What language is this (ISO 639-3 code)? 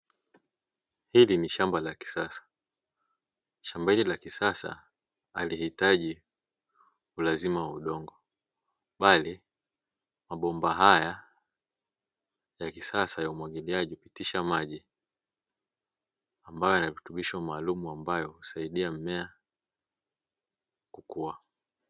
swa